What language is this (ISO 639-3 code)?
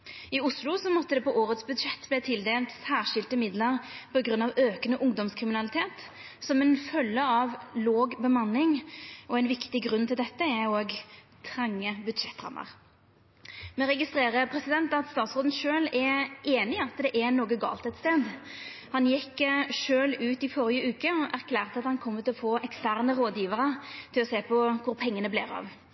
nno